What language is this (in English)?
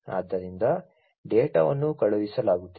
Kannada